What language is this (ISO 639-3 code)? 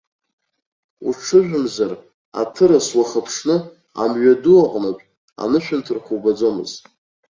abk